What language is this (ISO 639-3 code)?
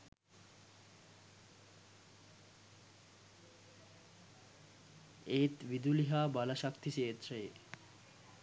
sin